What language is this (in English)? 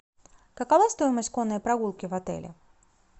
Russian